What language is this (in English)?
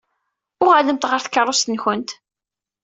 Kabyle